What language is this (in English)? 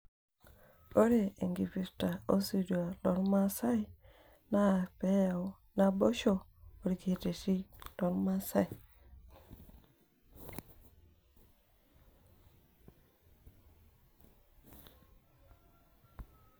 Masai